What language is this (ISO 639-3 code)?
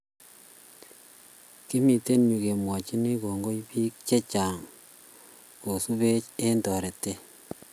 kln